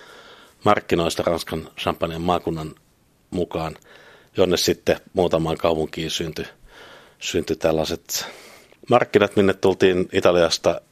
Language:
Finnish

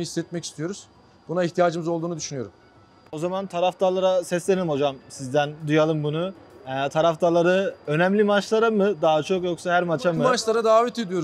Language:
Turkish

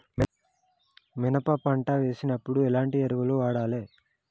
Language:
Telugu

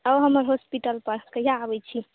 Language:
Maithili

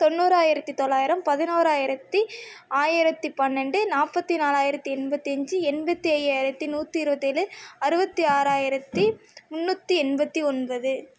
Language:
Tamil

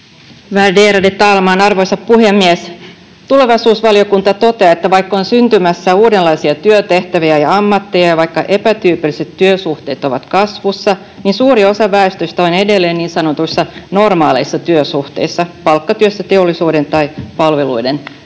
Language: Finnish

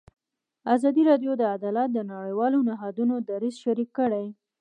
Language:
Pashto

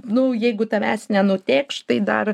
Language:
Lithuanian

